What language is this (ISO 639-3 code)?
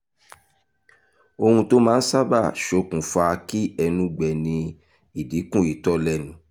yor